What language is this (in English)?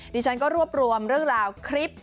Thai